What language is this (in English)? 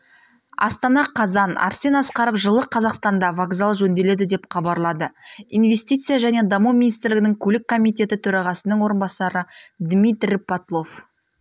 Kazakh